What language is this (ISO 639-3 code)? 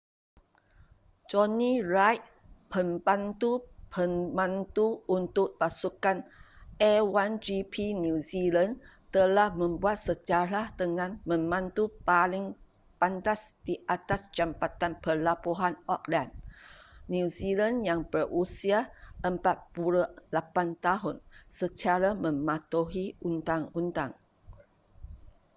msa